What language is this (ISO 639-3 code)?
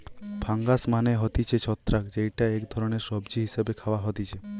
ben